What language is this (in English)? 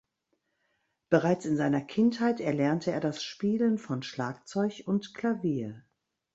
German